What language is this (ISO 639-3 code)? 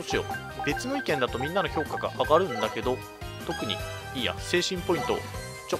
jpn